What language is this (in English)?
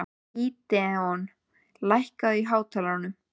Icelandic